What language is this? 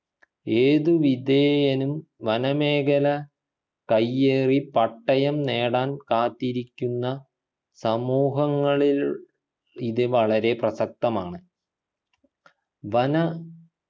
Malayalam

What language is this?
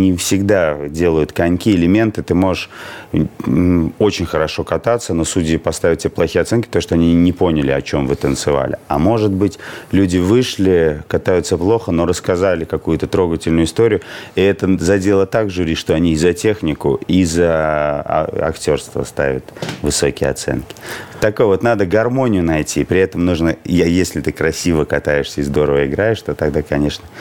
Russian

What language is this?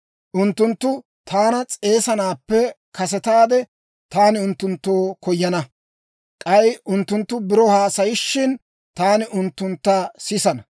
Dawro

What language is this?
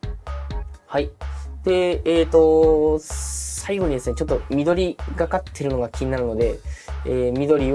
Japanese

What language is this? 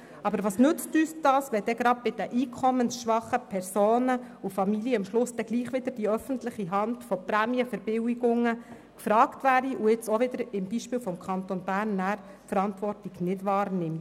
Swiss German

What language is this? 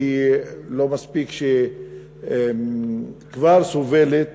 Hebrew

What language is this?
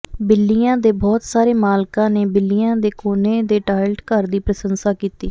Punjabi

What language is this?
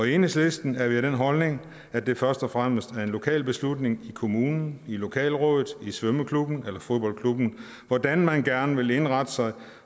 Danish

